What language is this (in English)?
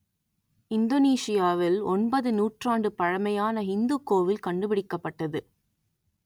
Tamil